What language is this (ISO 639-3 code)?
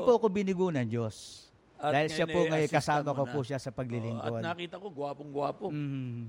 fil